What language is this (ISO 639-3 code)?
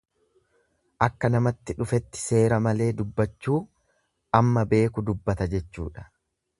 orm